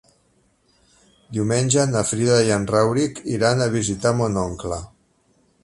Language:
Catalan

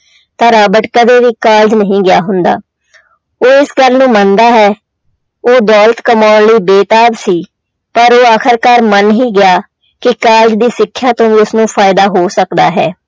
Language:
Punjabi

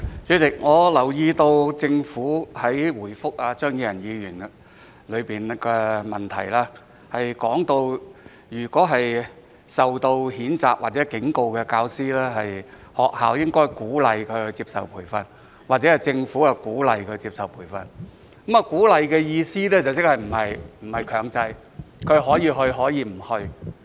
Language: Cantonese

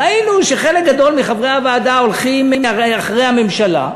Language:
Hebrew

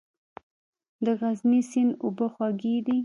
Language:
Pashto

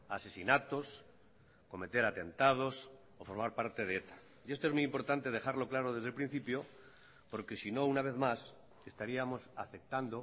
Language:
Spanish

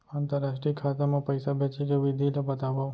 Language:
Chhattisgarhi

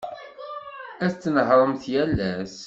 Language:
Kabyle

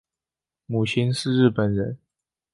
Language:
Chinese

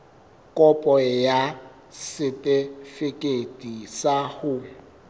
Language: Southern Sotho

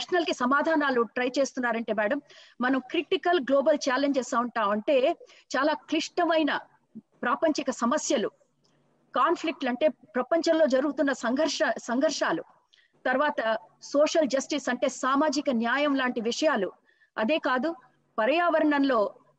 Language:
Telugu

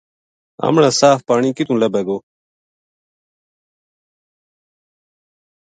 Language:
Gujari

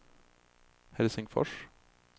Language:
Swedish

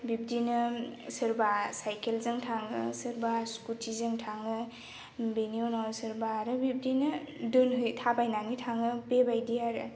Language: Bodo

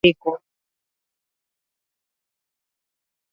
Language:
Swahili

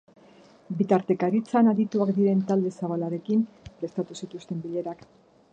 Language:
Basque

